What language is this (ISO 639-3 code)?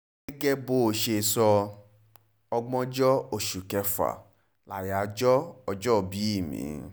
yor